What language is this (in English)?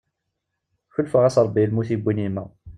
Kabyle